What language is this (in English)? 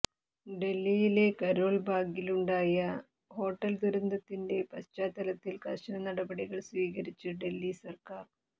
Malayalam